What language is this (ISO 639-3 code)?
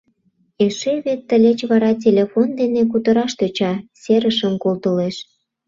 chm